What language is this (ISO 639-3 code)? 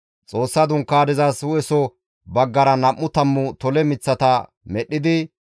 gmv